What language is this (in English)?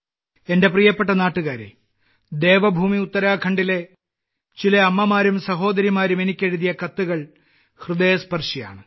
Malayalam